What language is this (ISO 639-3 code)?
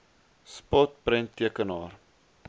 afr